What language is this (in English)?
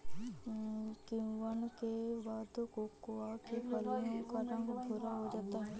Hindi